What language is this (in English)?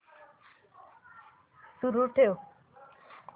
Marathi